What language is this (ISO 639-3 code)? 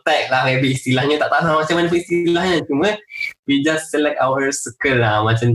msa